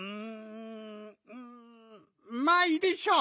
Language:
Japanese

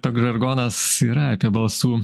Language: Lithuanian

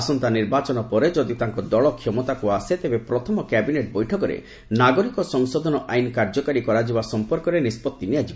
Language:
Odia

